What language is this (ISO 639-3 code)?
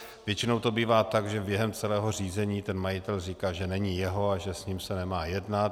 ces